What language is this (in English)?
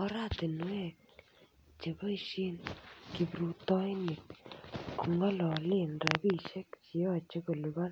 Kalenjin